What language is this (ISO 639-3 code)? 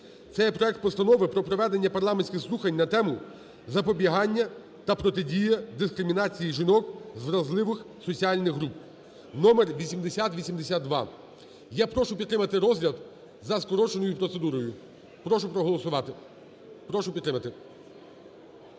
ukr